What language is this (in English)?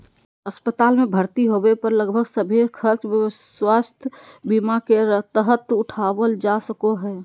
Magahi